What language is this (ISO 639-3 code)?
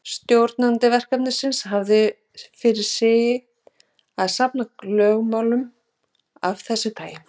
isl